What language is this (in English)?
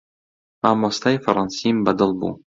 Central Kurdish